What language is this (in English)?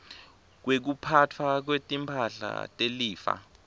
Swati